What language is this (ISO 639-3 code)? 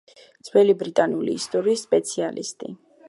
kat